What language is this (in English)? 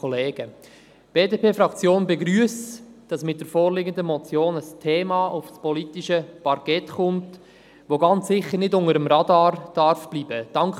Swiss German